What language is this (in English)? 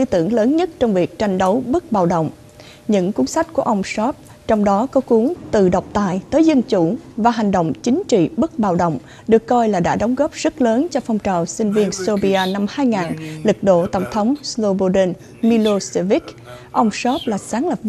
Vietnamese